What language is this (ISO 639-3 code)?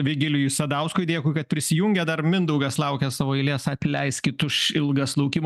lit